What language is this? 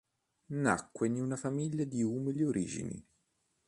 Italian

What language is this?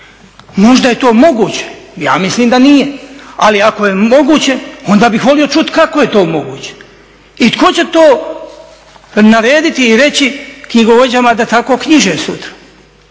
Croatian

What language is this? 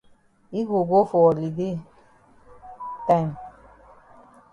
Cameroon Pidgin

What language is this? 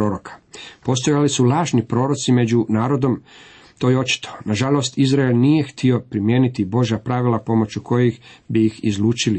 Croatian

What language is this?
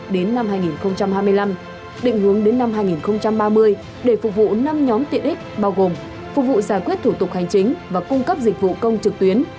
Vietnamese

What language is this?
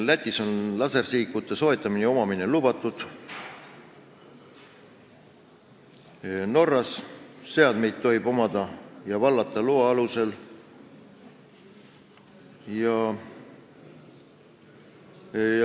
Estonian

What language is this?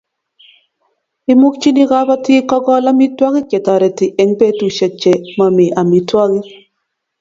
Kalenjin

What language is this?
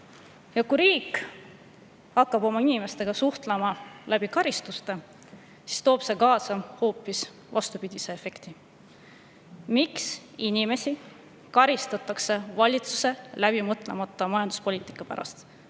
Estonian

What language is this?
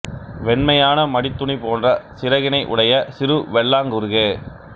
Tamil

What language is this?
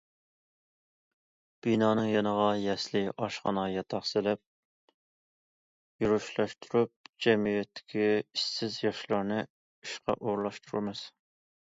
Uyghur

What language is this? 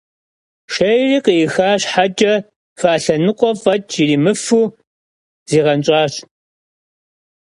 Kabardian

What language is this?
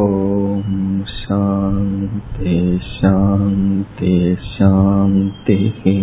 Tamil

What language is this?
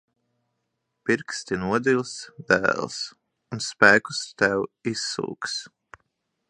Latvian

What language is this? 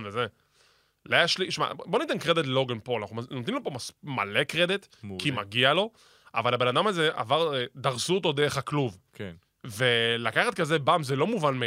Hebrew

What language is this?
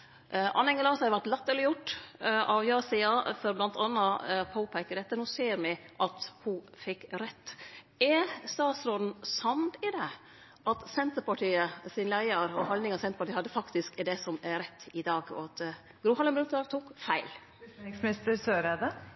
Norwegian Nynorsk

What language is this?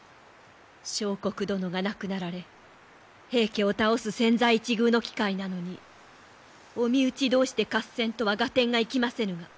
Japanese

